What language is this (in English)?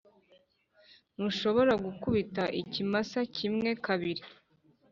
Kinyarwanda